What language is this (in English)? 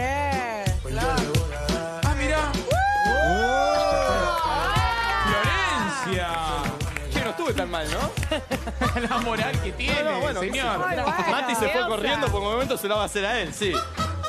Spanish